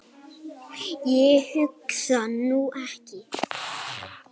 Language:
Icelandic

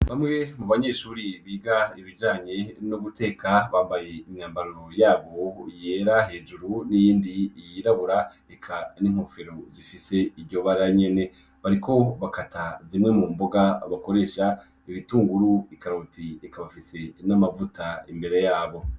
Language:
Rundi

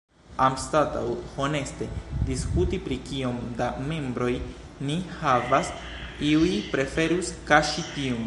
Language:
Esperanto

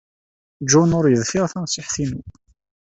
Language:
Kabyle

